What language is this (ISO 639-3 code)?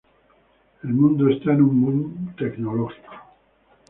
spa